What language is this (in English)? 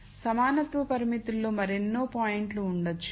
Telugu